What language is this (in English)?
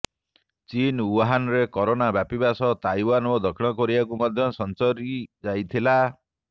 Odia